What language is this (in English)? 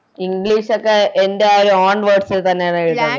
Malayalam